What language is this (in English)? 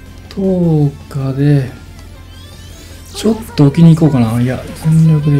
Japanese